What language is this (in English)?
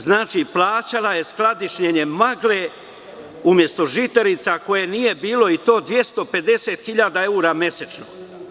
Serbian